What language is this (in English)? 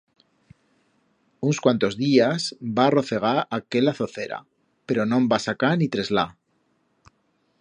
Aragonese